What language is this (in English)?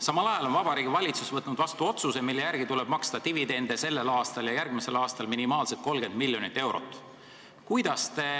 Estonian